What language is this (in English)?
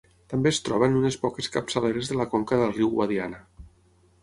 Catalan